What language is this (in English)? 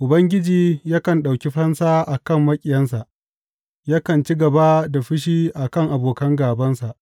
Hausa